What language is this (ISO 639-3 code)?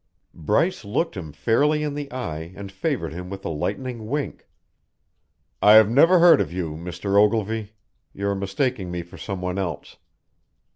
eng